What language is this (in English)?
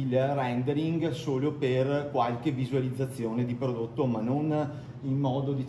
Italian